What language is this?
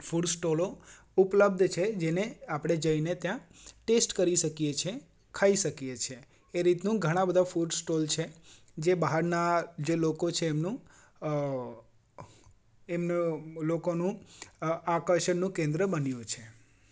Gujarati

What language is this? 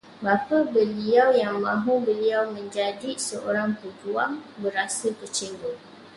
Malay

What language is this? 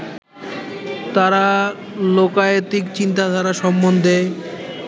Bangla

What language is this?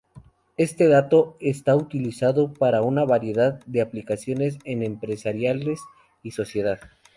Spanish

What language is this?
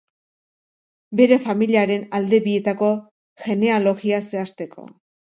Basque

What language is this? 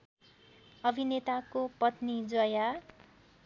Nepali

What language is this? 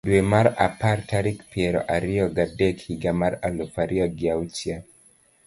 Luo (Kenya and Tanzania)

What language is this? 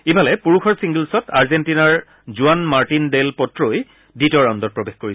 Assamese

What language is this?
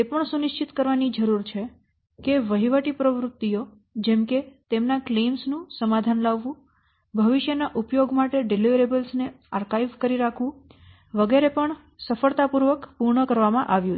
Gujarati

